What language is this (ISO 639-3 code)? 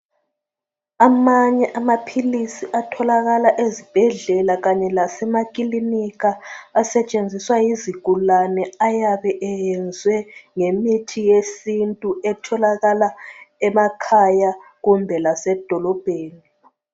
nde